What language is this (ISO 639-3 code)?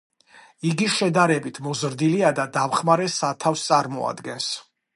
kat